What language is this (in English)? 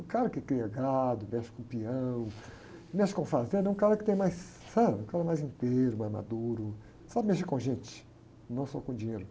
Portuguese